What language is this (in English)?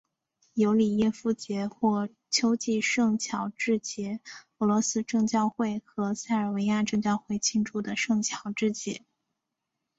Chinese